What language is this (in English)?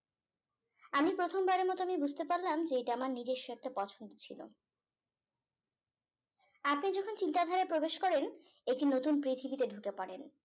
Bangla